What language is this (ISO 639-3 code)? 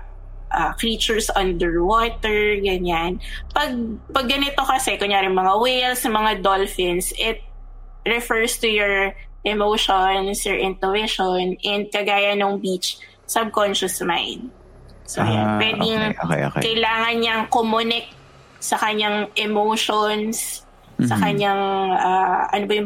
fil